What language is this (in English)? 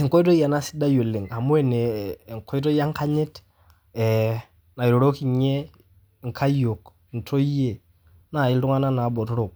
Masai